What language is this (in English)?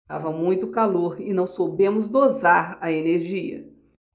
Portuguese